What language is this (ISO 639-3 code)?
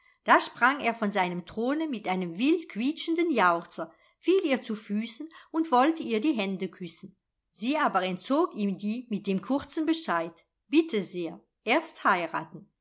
deu